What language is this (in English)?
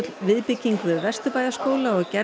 Icelandic